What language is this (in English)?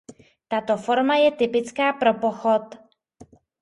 Czech